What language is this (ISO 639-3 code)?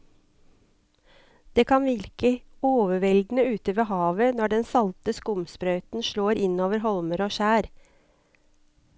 nor